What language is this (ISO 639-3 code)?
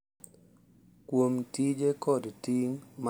luo